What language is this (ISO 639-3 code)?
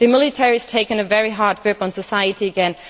eng